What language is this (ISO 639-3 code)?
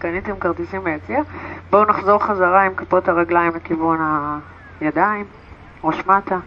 heb